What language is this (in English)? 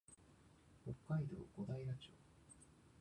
Japanese